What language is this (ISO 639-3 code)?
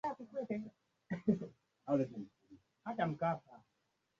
swa